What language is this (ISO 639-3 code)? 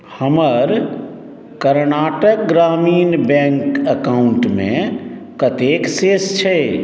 mai